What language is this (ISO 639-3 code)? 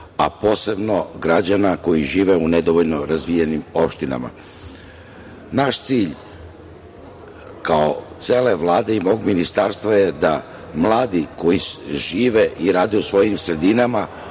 srp